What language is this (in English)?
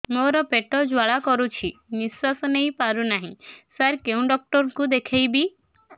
Odia